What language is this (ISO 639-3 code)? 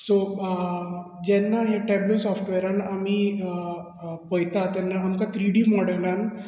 kok